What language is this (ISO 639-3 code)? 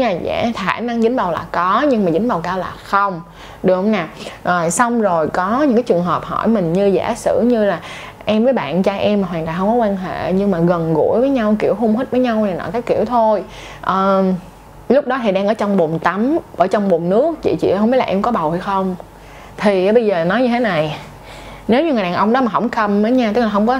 vie